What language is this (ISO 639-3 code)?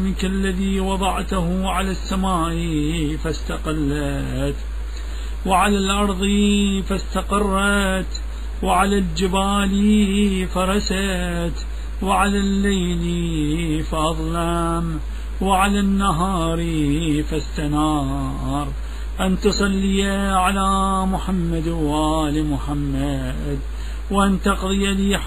ara